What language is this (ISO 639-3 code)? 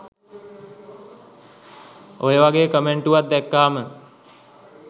sin